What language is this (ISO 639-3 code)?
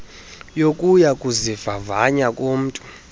xho